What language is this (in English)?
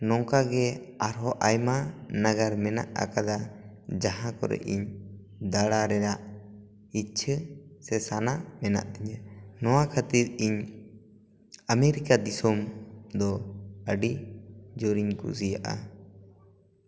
Santali